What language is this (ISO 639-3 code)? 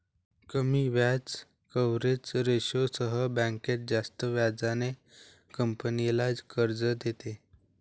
mar